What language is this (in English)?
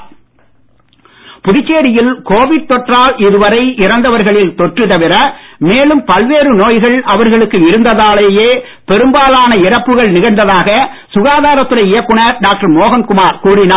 Tamil